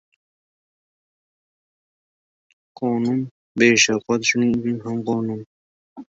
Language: Uzbek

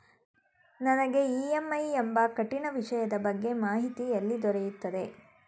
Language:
Kannada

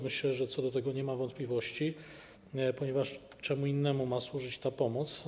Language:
Polish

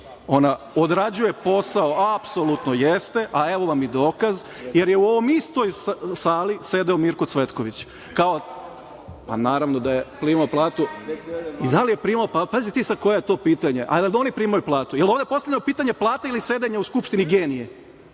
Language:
Serbian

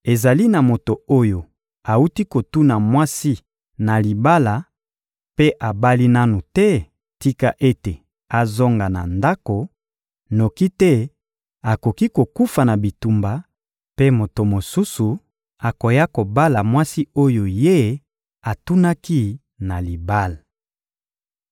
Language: Lingala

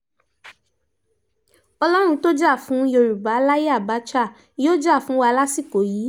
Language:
Yoruba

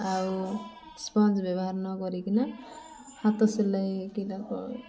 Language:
Odia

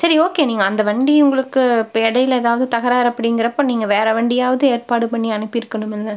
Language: Tamil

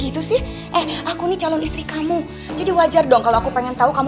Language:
Indonesian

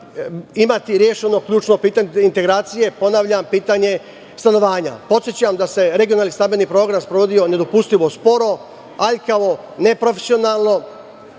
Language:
Serbian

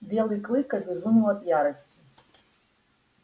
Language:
Russian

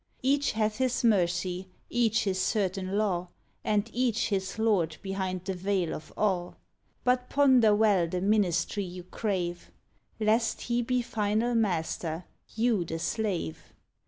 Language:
English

